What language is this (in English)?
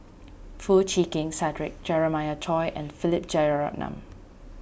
English